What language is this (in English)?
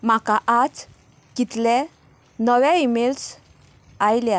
Konkani